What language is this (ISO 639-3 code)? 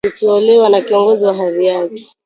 swa